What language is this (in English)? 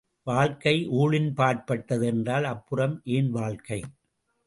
Tamil